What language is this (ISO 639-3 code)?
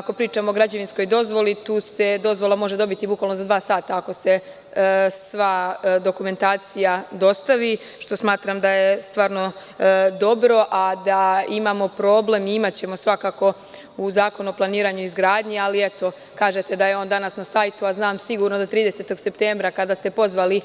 srp